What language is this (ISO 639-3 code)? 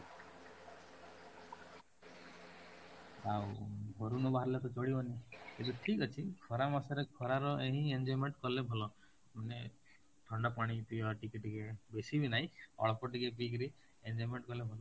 ori